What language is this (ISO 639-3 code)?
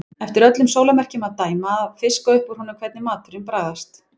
isl